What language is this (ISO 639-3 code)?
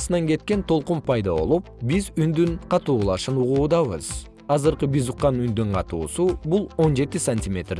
kir